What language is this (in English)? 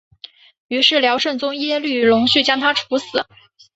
Chinese